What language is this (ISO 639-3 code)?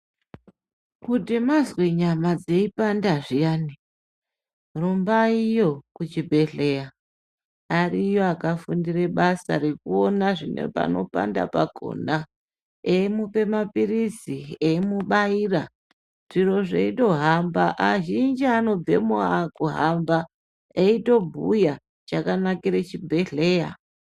ndc